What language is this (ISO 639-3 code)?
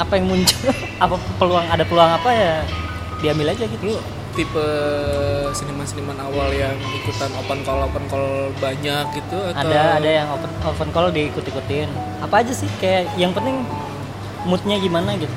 ind